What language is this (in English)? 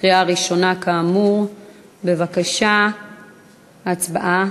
Hebrew